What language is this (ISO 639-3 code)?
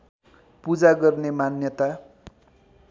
nep